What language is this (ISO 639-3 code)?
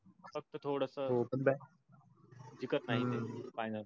mar